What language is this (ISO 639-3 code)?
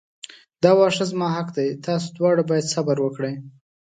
pus